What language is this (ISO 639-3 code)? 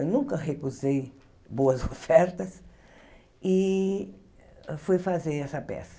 por